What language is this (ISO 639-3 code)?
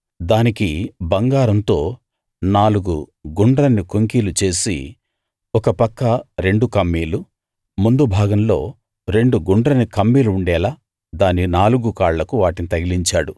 tel